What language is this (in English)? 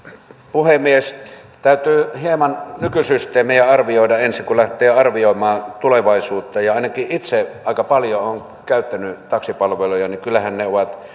Finnish